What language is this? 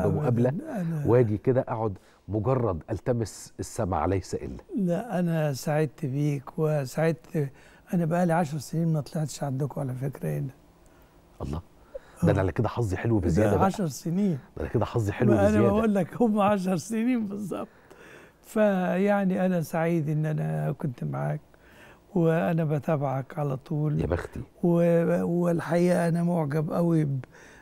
Arabic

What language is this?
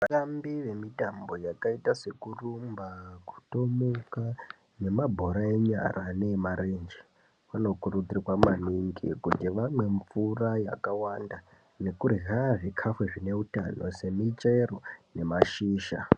Ndau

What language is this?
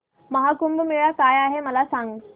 Marathi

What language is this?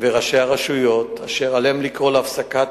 Hebrew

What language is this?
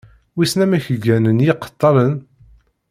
Kabyle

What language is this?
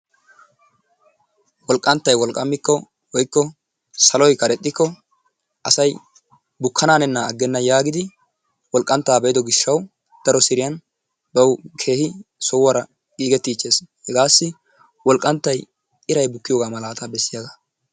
Wolaytta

